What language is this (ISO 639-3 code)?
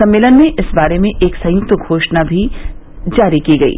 hin